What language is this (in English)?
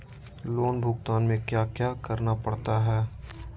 Magahi